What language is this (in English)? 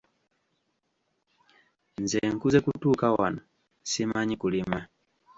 Ganda